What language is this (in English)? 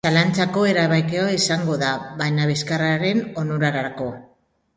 Basque